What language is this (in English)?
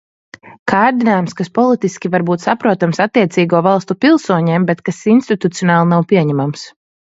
Latvian